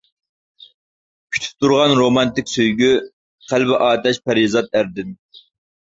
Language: Uyghur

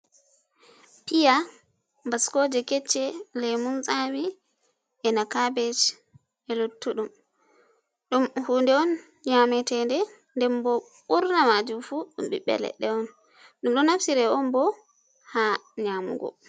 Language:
Fula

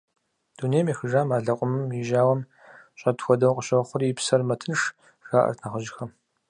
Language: Kabardian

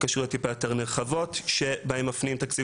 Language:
Hebrew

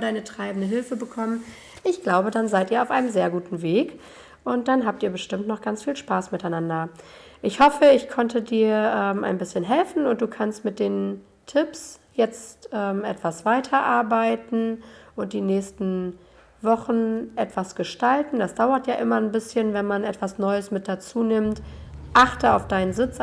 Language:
German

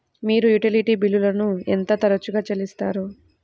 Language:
Telugu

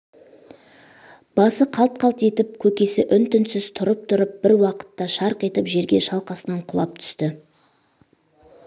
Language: Kazakh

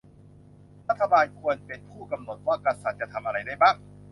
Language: Thai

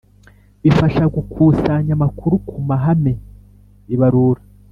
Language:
Kinyarwanda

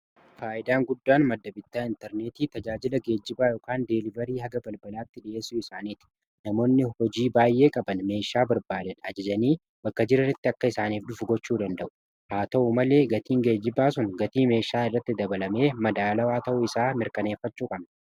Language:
Oromo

